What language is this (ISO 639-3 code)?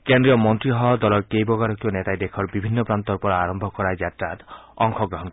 asm